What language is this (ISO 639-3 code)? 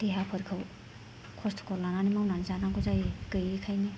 brx